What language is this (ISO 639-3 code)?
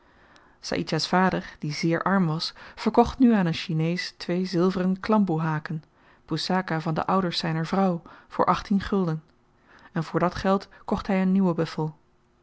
nld